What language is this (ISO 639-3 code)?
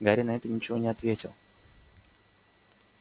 rus